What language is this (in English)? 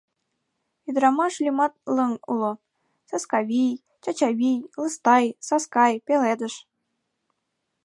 Mari